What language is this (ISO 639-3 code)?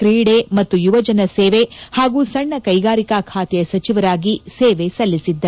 kan